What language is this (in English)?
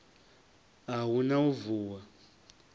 Venda